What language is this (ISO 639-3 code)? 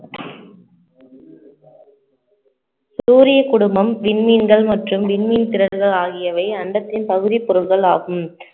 tam